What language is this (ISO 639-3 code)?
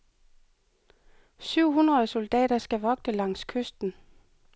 dan